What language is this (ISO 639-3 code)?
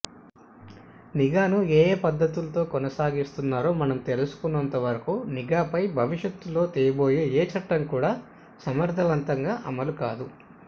tel